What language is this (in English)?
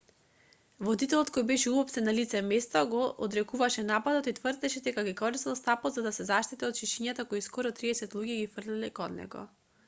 Macedonian